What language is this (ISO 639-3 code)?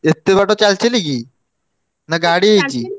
ori